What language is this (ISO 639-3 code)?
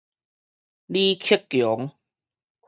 nan